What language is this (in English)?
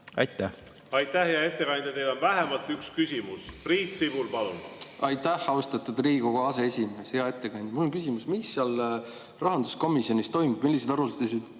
Estonian